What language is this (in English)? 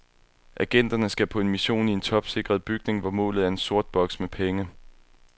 Danish